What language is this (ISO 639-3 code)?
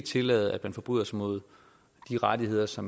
dan